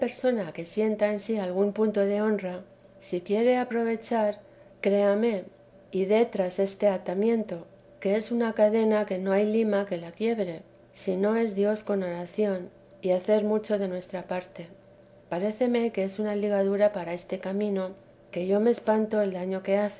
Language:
Spanish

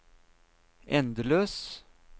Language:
Norwegian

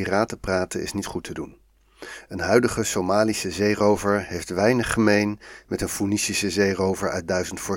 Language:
Dutch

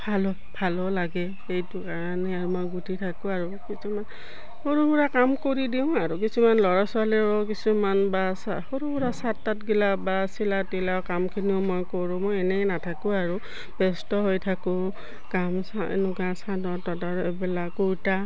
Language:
Assamese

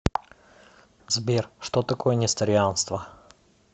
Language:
Russian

